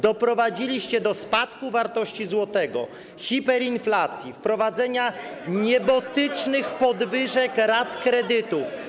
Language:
Polish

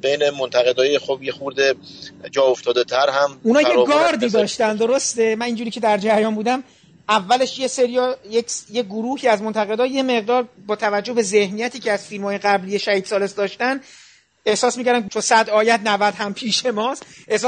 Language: Persian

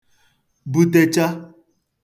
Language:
Igbo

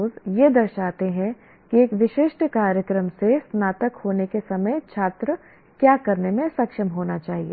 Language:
Hindi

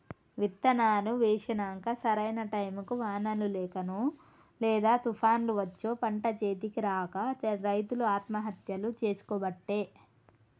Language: Telugu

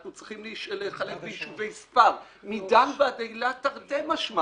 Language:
Hebrew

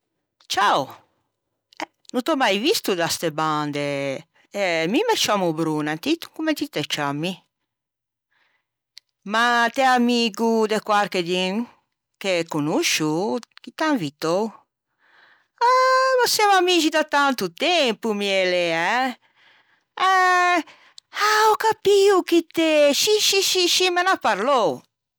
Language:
Ligurian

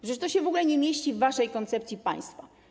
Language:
Polish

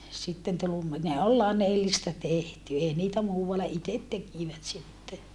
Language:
Finnish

